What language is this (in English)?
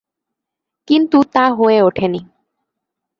Bangla